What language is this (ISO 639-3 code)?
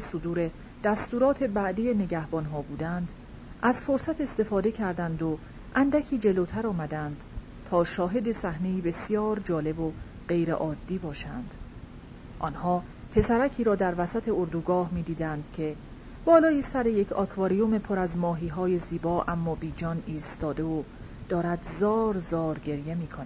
fas